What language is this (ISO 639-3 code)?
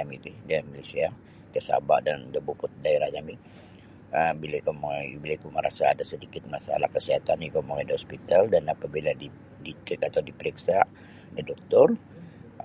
bsy